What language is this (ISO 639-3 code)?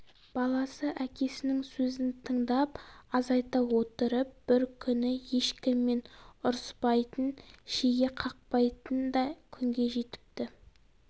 kaz